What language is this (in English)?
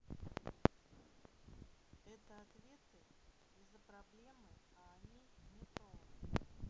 Russian